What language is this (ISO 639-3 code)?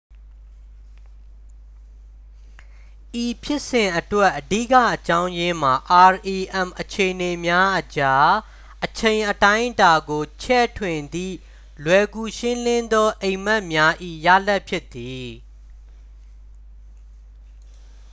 mya